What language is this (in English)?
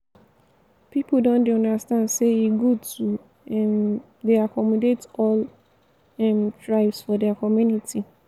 Nigerian Pidgin